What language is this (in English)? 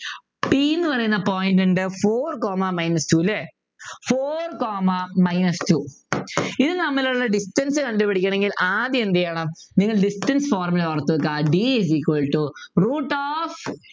Malayalam